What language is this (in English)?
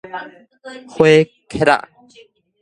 Min Nan Chinese